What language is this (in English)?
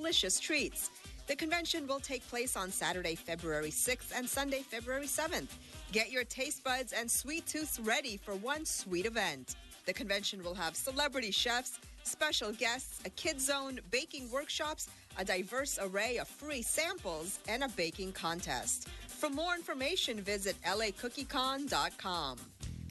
English